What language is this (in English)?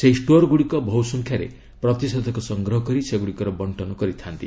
Odia